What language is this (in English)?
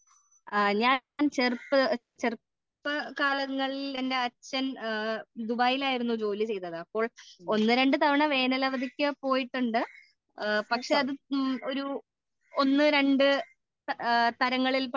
Malayalam